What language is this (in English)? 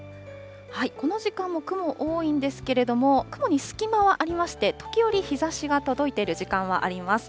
Japanese